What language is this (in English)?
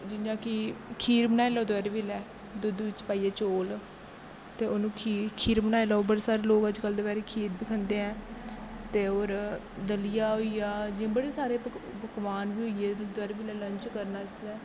Dogri